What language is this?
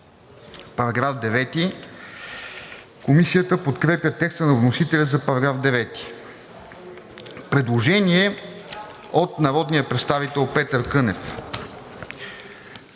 Bulgarian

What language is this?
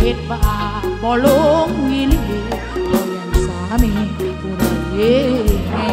Thai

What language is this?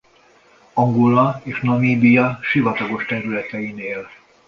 Hungarian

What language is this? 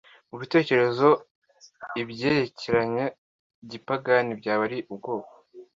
Kinyarwanda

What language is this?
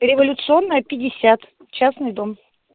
Russian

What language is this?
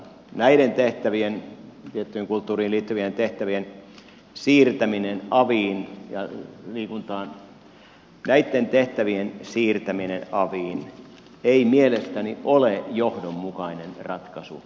Finnish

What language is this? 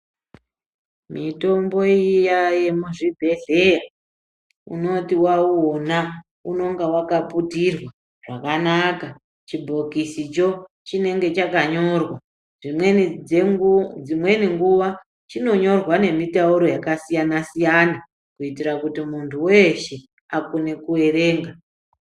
Ndau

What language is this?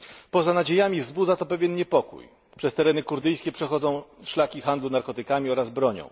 Polish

